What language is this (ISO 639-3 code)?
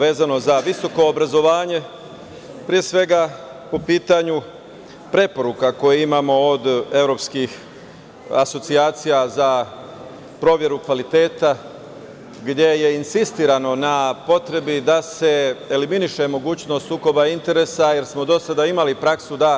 srp